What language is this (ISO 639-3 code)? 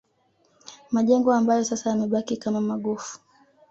swa